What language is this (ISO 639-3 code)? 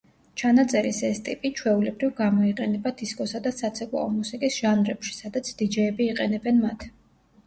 kat